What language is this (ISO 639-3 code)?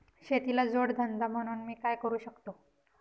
mar